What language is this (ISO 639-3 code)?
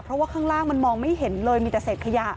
tha